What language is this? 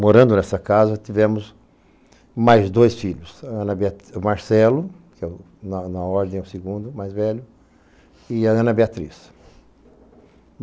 Portuguese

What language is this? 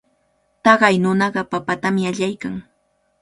Cajatambo North Lima Quechua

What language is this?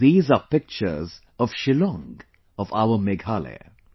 English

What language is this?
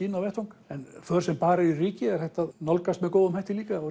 Icelandic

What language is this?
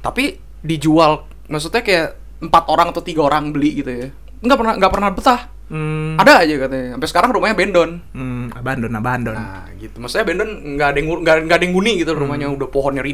Indonesian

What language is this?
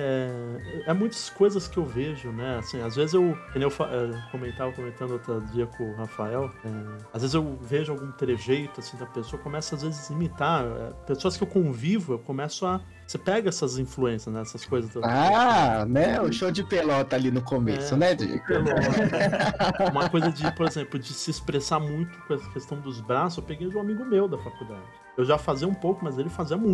Portuguese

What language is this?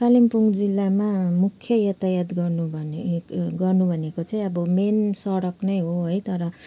Nepali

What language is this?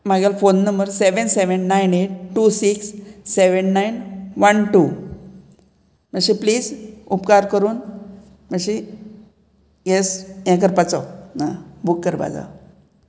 Konkani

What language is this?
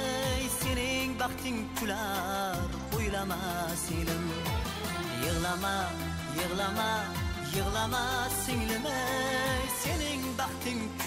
Turkish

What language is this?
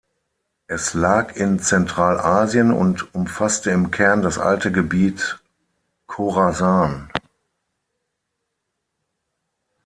German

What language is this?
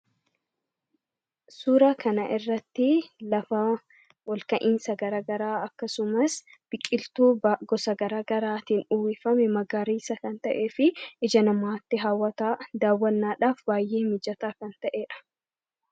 Oromo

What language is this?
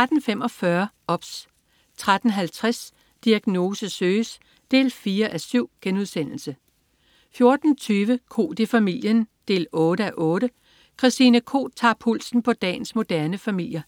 Danish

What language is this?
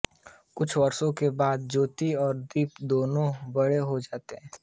Hindi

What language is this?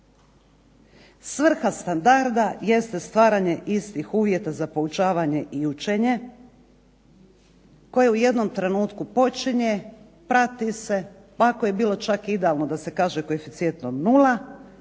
Croatian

